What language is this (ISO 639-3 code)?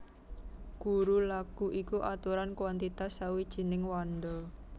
jav